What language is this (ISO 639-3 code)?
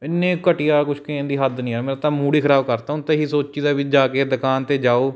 pan